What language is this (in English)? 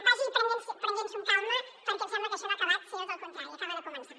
Catalan